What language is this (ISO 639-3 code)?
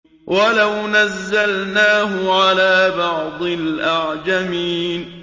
ara